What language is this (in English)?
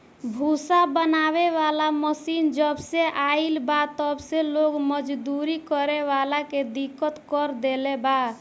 Bhojpuri